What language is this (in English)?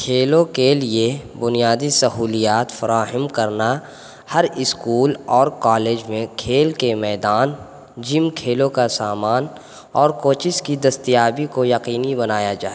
Urdu